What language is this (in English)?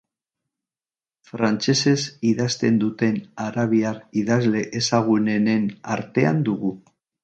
Basque